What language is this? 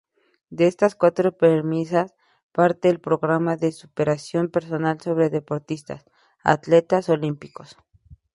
Spanish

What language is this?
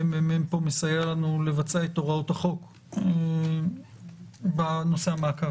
Hebrew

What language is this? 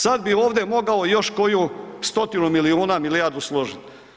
Croatian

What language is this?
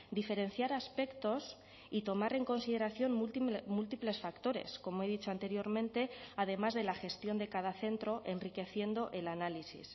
Spanish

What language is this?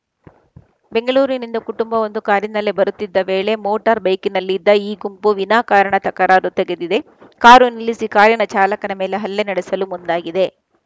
Kannada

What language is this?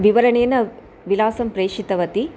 Sanskrit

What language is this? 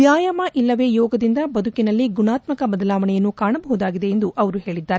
Kannada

